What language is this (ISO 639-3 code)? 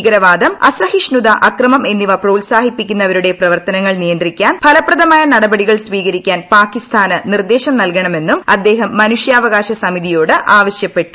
mal